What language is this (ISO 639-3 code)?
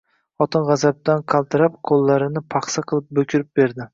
uzb